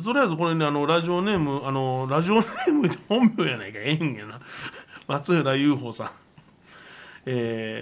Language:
Japanese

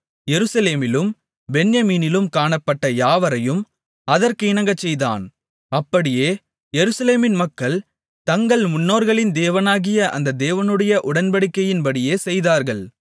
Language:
Tamil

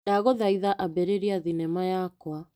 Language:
Kikuyu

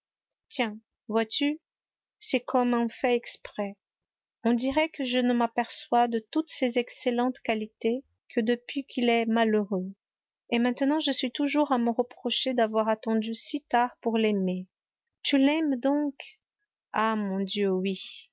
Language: French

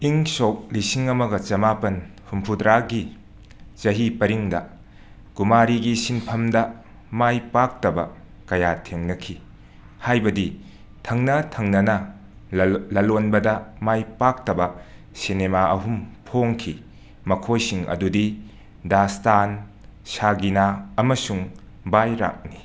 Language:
Manipuri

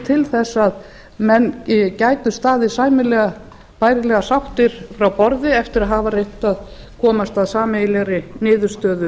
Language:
Icelandic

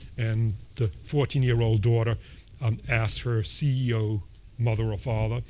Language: English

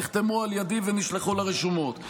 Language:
Hebrew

